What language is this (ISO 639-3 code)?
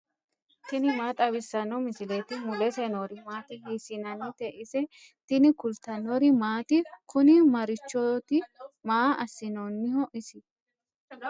sid